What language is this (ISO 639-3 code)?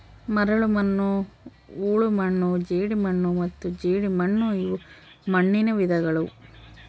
kan